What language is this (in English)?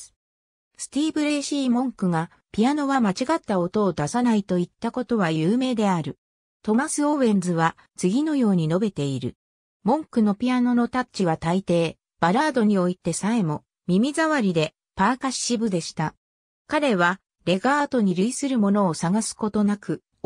Japanese